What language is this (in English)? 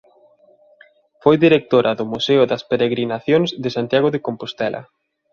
Galician